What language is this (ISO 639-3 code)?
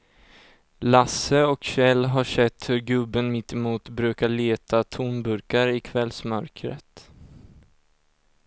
swe